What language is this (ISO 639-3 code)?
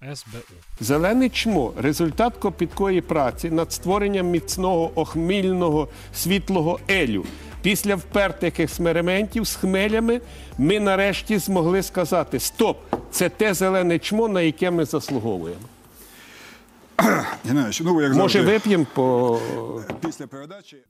ukr